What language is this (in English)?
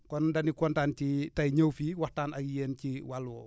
Wolof